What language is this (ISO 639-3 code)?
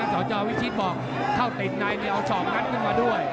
tha